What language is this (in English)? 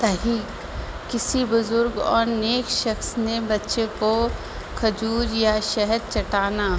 Urdu